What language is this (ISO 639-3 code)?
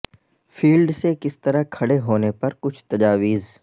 urd